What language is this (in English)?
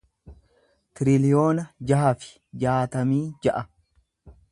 Oromo